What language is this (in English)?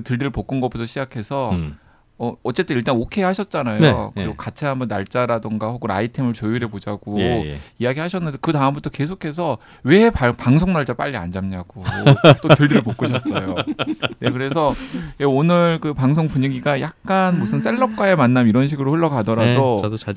Korean